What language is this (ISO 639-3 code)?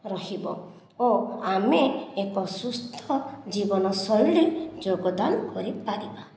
ori